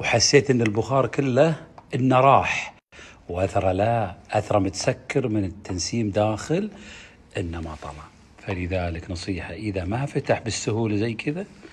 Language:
Arabic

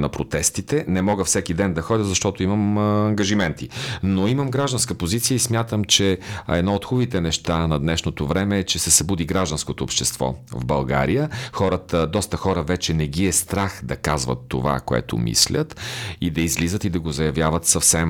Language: Bulgarian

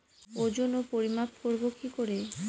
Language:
Bangla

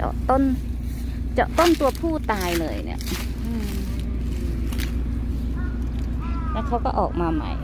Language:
Thai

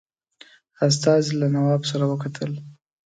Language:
Pashto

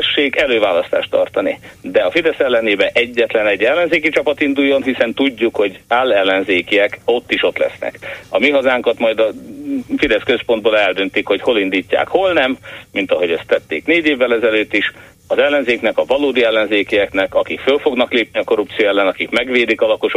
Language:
Hungarian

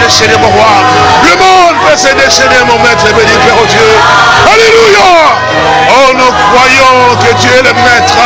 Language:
French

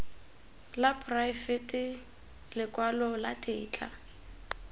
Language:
Tswana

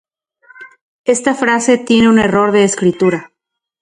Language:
Central Puebla Nahuatl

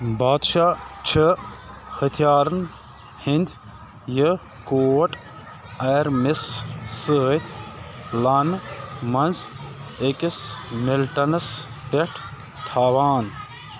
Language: Kashmiri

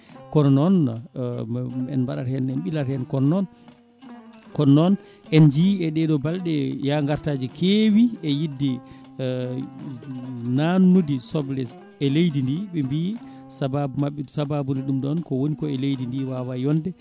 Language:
Fula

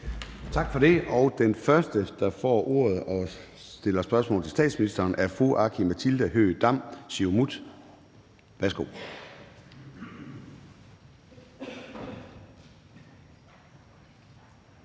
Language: Danish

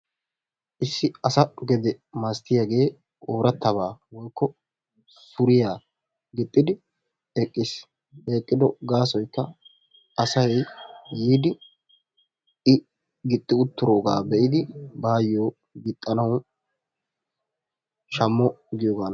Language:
Wolaytta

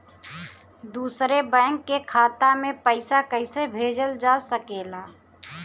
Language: Bhojpuri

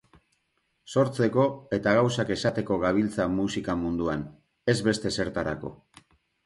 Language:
Basque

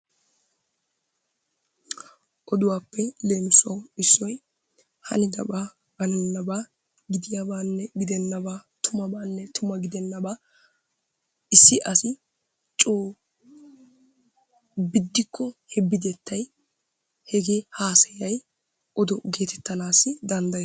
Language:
Wolaytta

